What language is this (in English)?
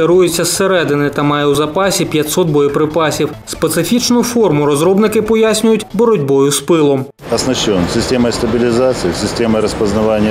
Ukrainian